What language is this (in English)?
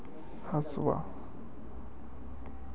Magahi